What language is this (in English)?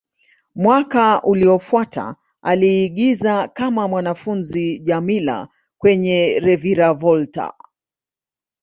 Swahili